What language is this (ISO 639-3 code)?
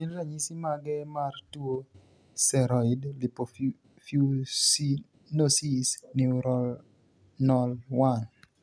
luo